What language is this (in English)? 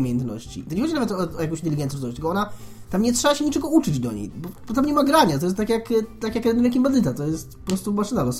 Polish